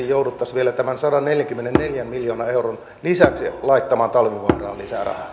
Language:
Finnish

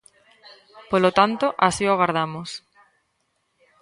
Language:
Galician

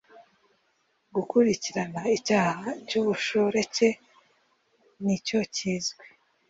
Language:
Kinyarwanda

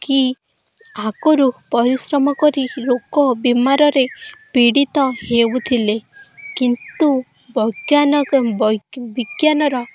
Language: Odia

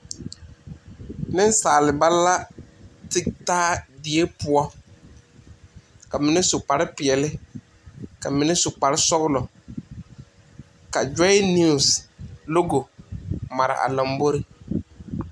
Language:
Southern Dagaare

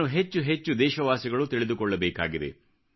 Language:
Kannada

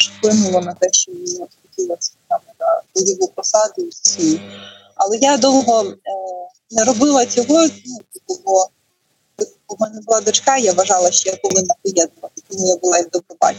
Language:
Ukrainian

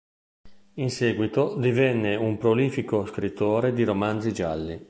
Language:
Italian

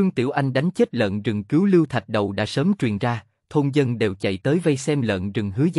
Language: Vietnamese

